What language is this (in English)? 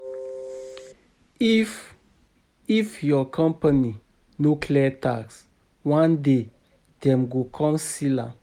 Nigerian Pidgin